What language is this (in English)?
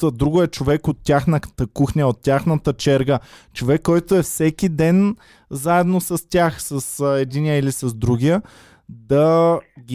Bulgarian